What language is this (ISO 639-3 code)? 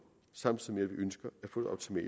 dan